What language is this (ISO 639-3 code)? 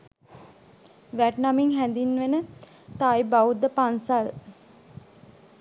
sin